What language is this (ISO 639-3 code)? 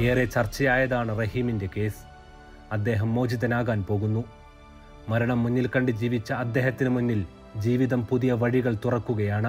mal